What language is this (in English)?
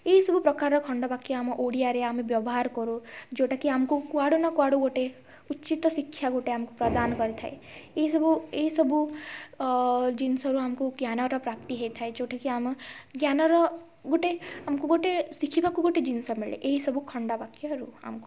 Odia